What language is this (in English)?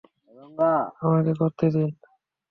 Bangla